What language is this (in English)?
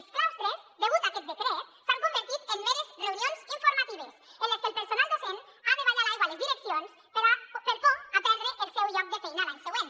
Catalan